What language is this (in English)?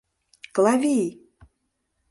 Mari